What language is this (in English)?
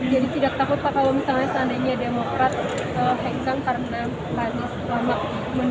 Indonesian